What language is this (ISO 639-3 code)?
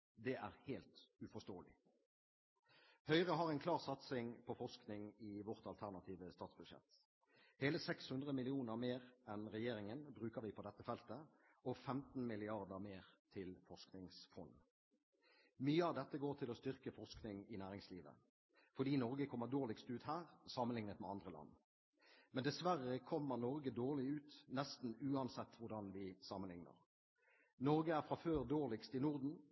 nob